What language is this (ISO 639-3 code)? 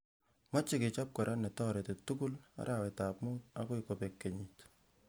kln